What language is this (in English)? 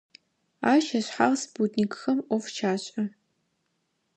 Adyghe